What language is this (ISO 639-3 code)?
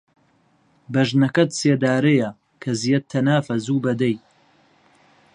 ckb